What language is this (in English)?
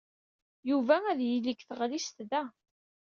Kabyle